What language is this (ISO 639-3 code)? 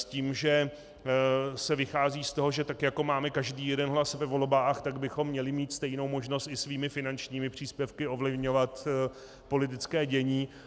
ces